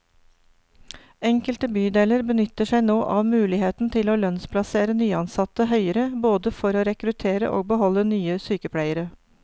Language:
Norwegian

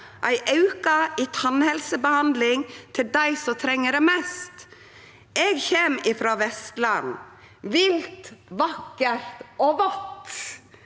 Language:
Norwegian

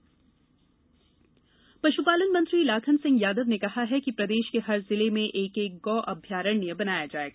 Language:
Hindi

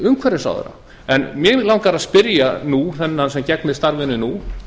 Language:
Icelandic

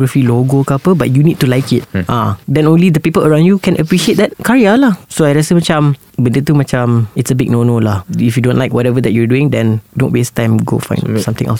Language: Malay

